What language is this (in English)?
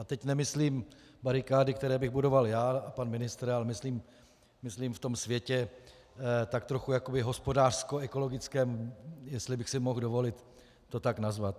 Czech